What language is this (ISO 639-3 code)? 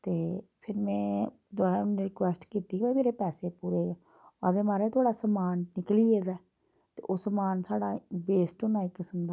doi